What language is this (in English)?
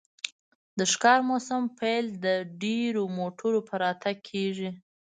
Pashto